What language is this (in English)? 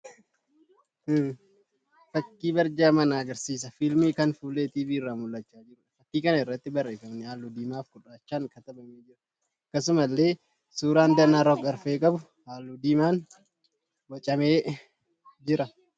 Oromo